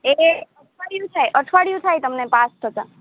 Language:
Gujarati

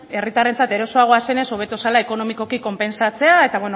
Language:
Basque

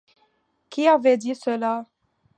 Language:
French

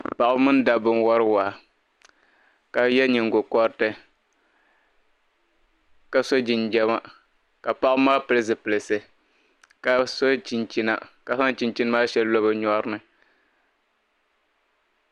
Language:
Dagbani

